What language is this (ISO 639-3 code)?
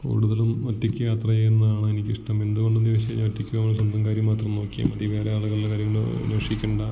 mal